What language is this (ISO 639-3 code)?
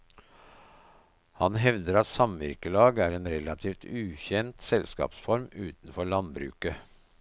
nor